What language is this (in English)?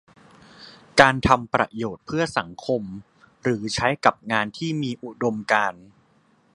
Thai